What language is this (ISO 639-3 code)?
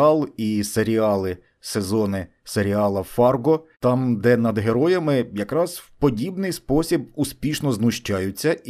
ukr